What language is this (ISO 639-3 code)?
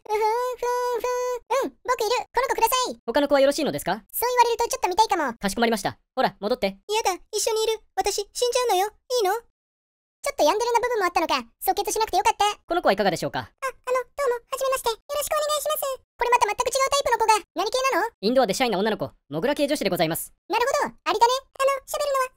jpn